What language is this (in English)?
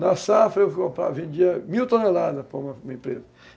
Portuguese